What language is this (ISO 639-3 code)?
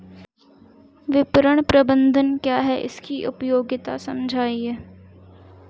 hin